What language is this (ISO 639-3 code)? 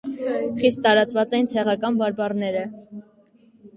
hye